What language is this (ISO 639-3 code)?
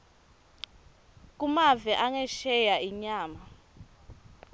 ssw